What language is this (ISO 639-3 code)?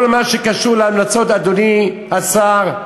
heb